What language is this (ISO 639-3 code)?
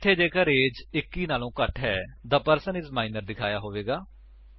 pan